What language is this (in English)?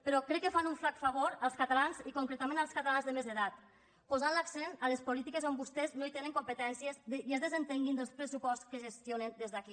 Catalan